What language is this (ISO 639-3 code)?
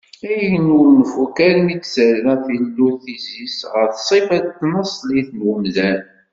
kab